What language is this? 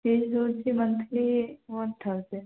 Odia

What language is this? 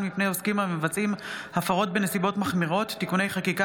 Hebrew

